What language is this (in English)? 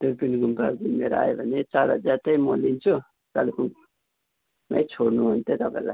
Nepali